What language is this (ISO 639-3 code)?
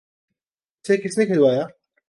urd